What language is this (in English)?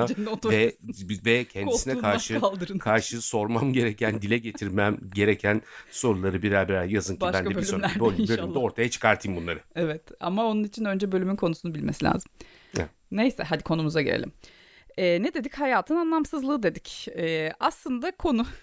Turkish